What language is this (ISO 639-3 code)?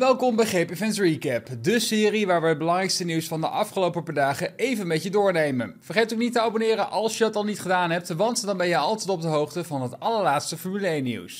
nld